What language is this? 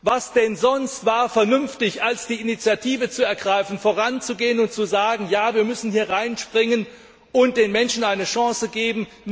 German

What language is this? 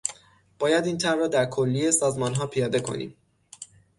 Persian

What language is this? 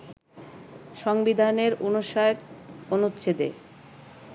Bangla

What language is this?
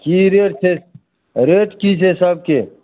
Maithili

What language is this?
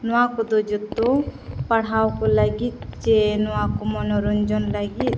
Santali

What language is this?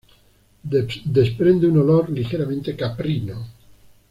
Spanish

